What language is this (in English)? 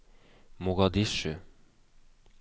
Norwegian